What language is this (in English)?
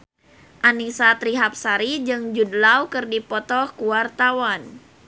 Sundanese